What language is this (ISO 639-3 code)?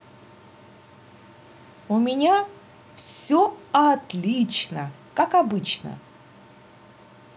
rus